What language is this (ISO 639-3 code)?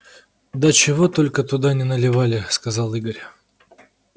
rus